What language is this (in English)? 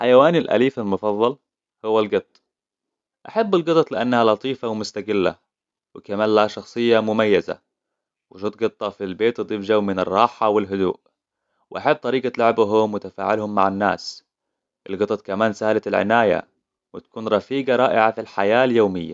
Hijazi Arabic